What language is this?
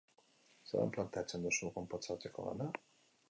Basque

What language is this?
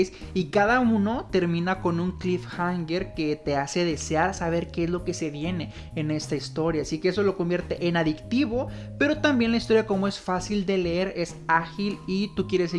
Spanish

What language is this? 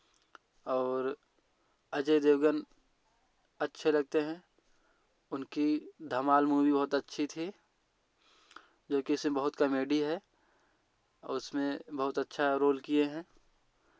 Hindi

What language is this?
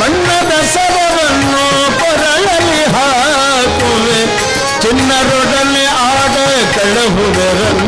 Kannada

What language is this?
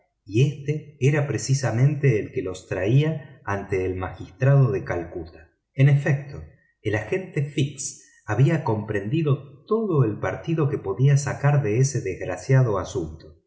Spanish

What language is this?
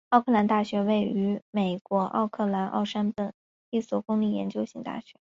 Chinese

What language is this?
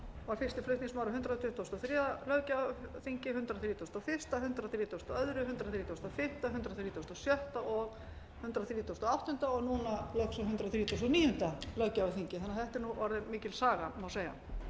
Icelandic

